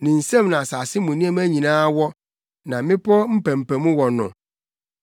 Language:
Akan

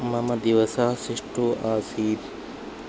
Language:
Sanskrit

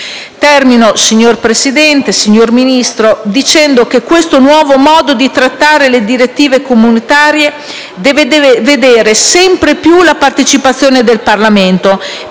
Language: Italian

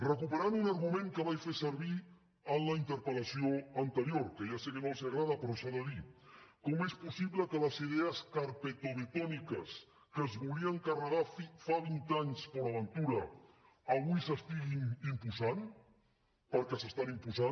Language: Catalan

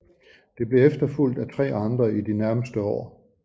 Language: Danish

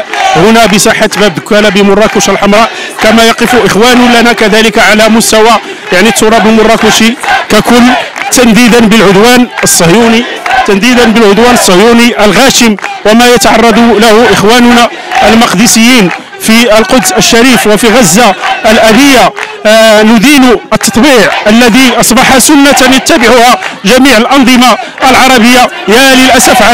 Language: Arabic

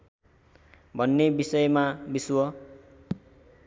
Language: Nepali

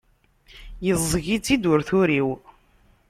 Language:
Kabyle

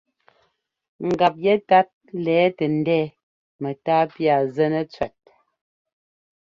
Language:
Ngomba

